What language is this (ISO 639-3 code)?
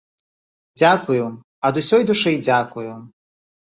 bel